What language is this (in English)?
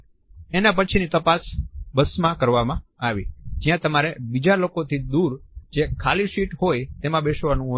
Gujarati